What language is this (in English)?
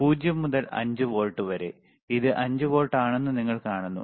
Malayalam